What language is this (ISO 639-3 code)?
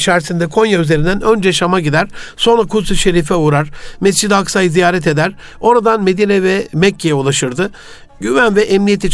tur